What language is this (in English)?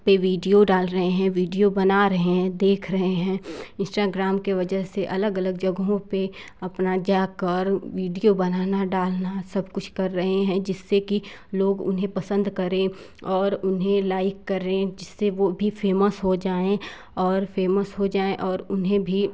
Hindi